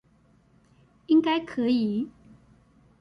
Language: Chinese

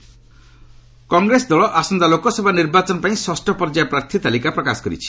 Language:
Odia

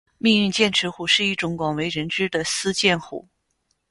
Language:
Chinese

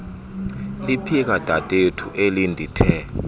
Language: Xhosa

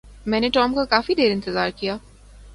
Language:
Urdu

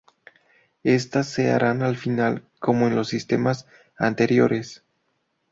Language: Spanish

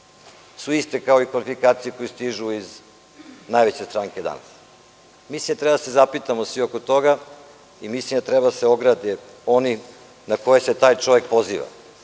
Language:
Serbian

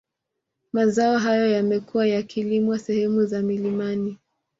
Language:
Swahili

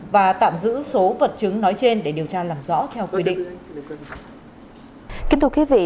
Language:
Vietnamese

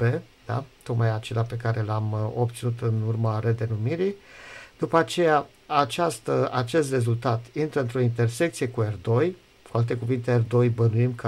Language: Romanian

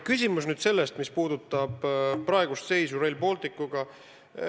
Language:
Estonian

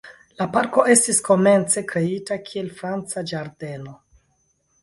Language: Esperanto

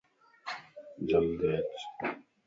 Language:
Lasi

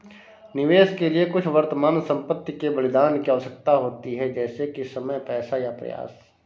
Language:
Hindi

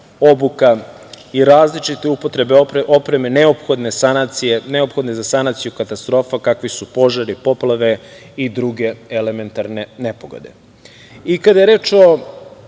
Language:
Serbian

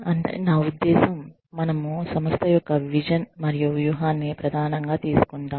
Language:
Telugu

